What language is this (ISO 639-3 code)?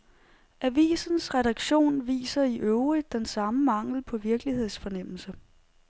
dan